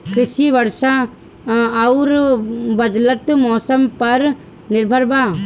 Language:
Bhojpuri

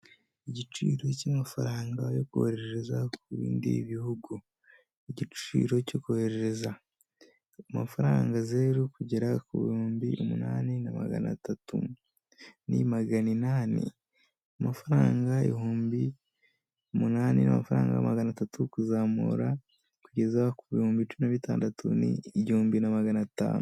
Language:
Kinyarwanda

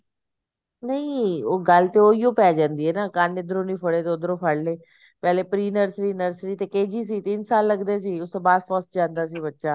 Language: Punjabi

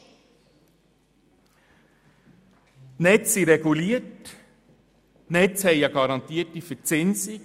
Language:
Swiss German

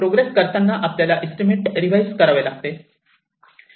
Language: Marathi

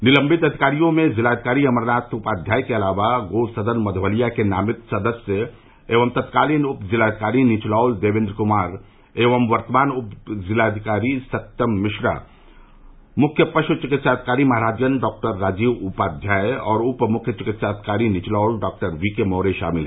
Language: Hindi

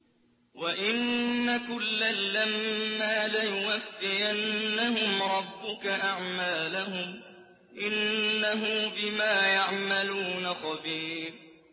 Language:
Arabic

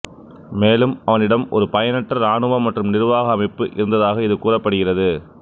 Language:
Tamil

